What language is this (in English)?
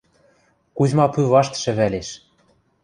Western Mari